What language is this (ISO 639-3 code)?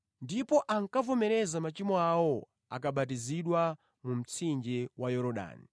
nya